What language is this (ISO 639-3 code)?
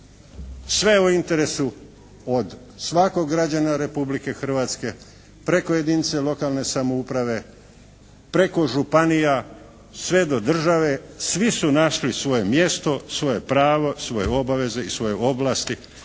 hrv